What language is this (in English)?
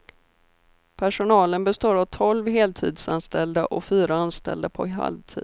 Swedish